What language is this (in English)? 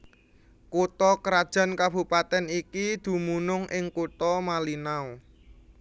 Javanese